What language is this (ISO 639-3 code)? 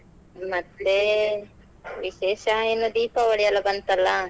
kan